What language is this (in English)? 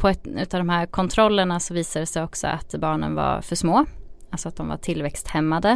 Swedish